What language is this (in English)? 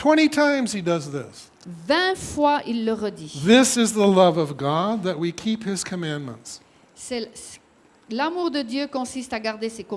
French